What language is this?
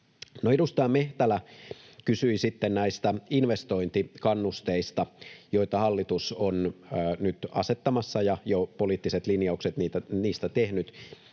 Finnish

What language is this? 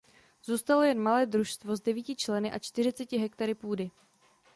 Czech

